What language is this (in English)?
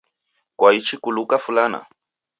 Taita